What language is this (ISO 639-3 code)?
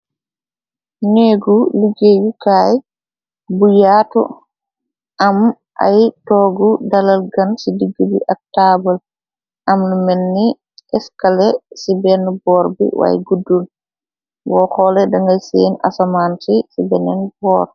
wol